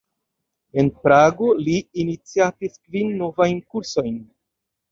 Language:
Esperanto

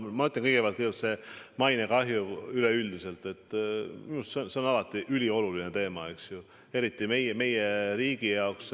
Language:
Estonian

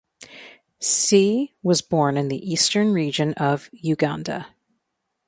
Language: English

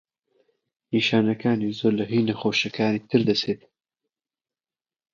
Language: Central Kurdish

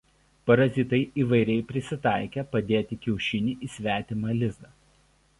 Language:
Lithuanian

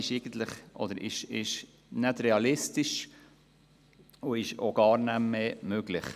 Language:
Swiss German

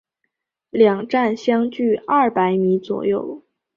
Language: Chinese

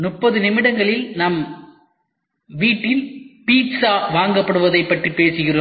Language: Tamil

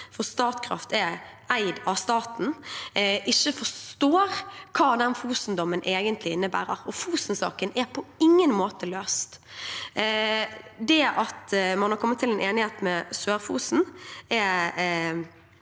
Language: Norwegian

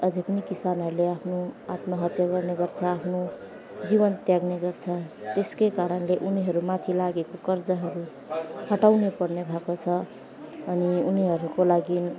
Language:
Nepali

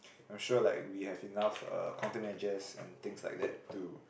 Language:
English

